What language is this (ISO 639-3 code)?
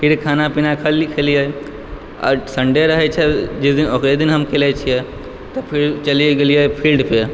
mai